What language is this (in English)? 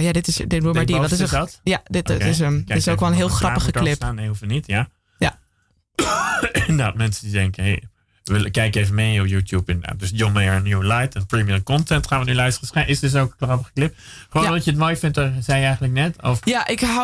Dutch